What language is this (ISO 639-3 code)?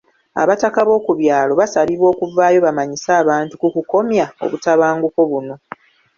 lug